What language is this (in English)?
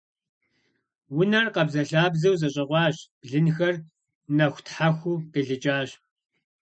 Kabardian